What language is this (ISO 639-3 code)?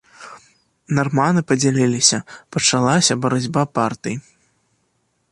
bel